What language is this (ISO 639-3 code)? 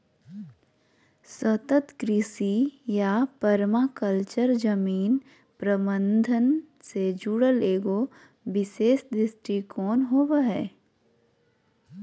mag